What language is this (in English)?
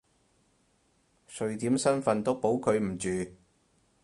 Cantonese